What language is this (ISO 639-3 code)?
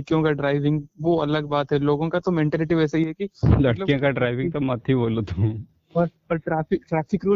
hin